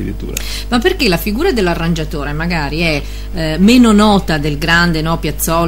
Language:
Italian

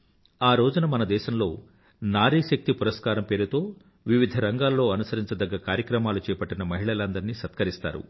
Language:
Telugu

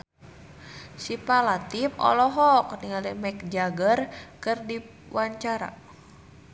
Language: Sundanese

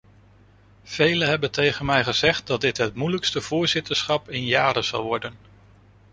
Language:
Dutch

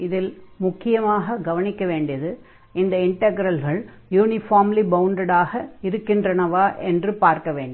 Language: Tamil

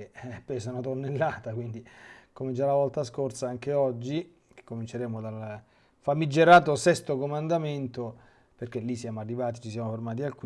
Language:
Italian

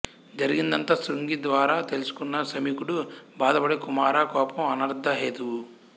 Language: Telugu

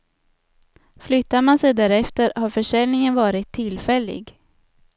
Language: Swedish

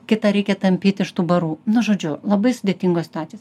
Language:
Lithuanian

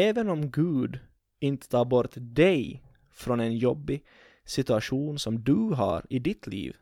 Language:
Swedish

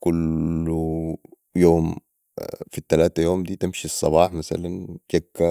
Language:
Sudanese Arabic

